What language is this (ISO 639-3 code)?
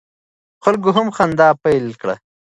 pus